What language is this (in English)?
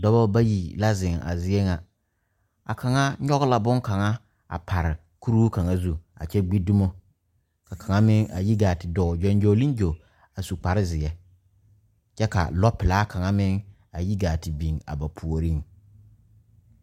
Southern Dagaare